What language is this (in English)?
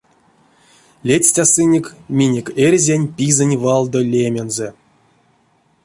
Erzya